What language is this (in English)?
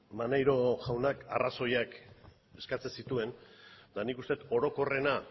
Basque